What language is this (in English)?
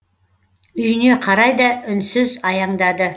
Kazakh